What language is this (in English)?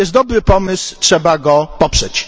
Polish